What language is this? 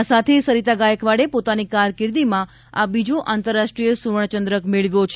Gujarati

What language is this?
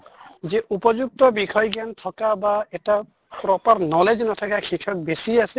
Assamese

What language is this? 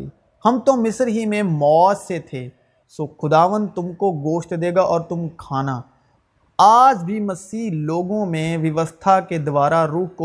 Urdu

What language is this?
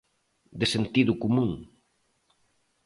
Galician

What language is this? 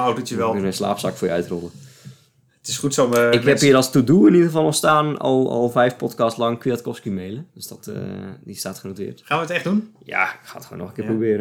Dutch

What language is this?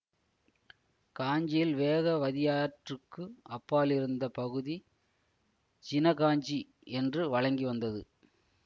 Tamil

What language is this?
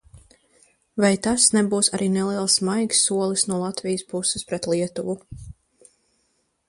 Latvian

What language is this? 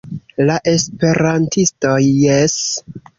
Esperanto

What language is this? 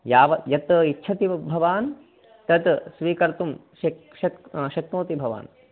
Sanskrit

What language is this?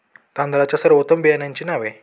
Marathi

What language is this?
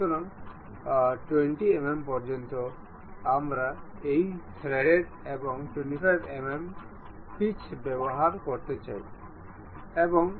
Bangla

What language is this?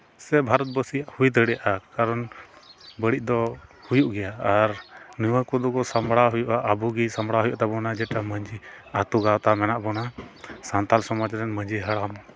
Santali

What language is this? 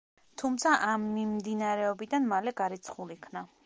Georgian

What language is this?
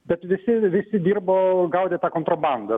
Lithuanian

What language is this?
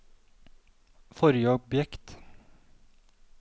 Norwegian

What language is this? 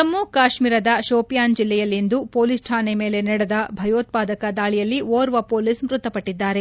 Kannada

